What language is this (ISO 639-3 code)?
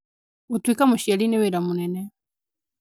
kik